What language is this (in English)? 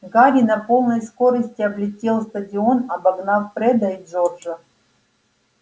Russian